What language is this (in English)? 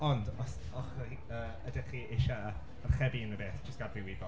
Welsh